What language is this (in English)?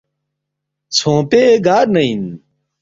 Balti